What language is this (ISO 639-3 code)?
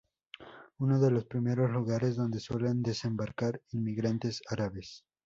spa